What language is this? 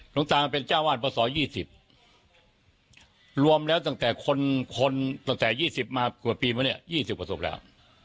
Thai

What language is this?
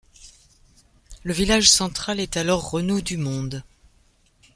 French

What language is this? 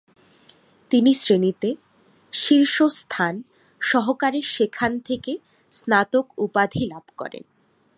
Bangla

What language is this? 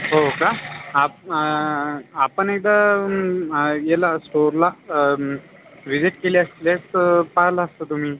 Marathi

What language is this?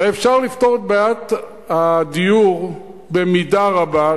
Hebrew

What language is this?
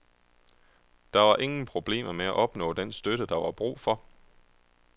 Danish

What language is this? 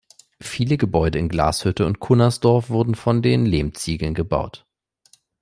German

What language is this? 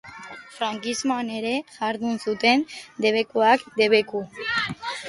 Basque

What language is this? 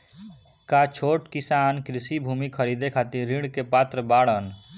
Bhojpuri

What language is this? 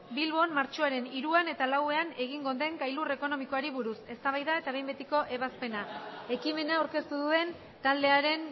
Basque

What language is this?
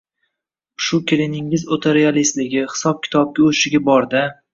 Uzbek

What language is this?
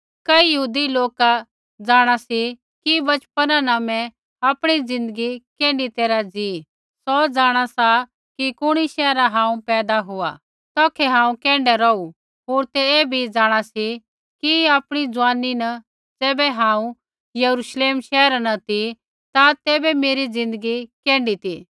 Kullu Pahari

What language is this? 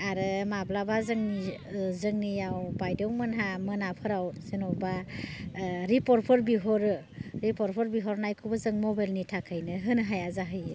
Bodo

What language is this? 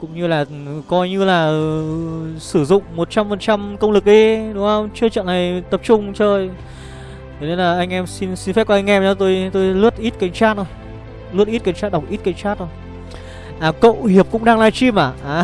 Vietnamese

